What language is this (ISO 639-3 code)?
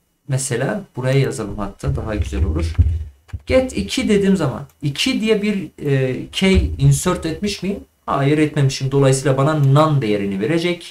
tur